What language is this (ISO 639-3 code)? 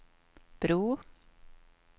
swe